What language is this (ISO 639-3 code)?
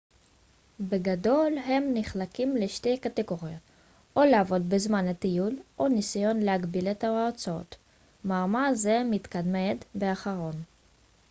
heb